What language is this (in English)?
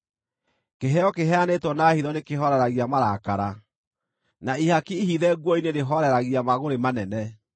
Kikuyu